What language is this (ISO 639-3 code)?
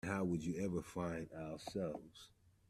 eng